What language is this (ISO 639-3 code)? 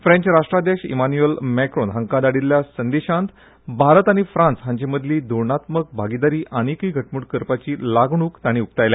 kok